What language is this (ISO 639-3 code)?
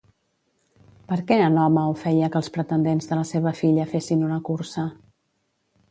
cat